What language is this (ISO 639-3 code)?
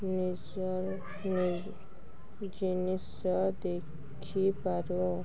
ori